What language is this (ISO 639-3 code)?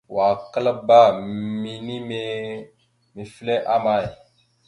mxu